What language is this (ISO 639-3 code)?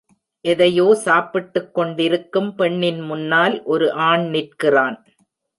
tam